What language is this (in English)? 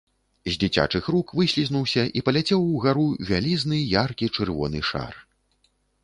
Belarusian